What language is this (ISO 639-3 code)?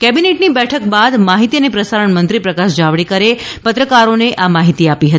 guj